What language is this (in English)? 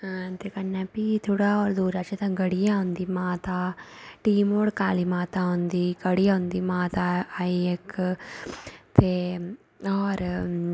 Dogri